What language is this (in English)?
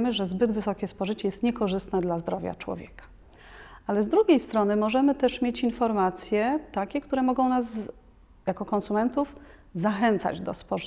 Polish